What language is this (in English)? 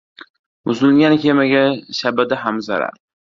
Uzbek